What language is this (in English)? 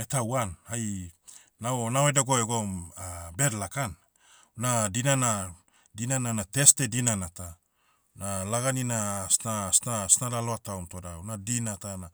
Motu